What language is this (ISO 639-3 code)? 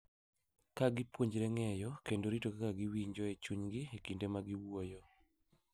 luo